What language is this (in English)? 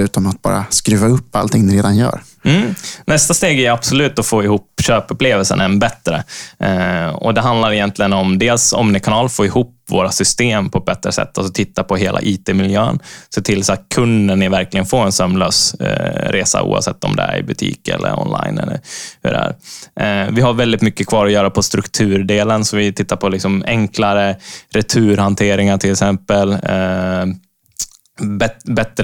Swedish